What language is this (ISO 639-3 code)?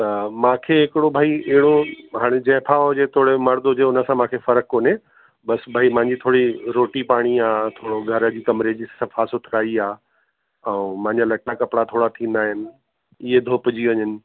snd